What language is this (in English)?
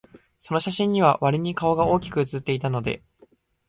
Japanese